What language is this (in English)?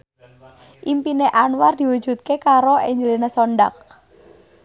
Javanese